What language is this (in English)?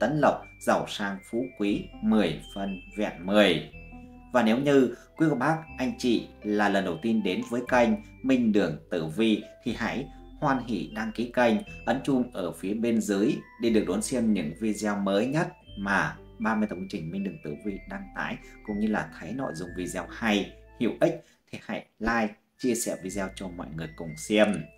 Vietnamese